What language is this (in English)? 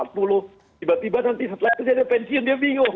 Indonesian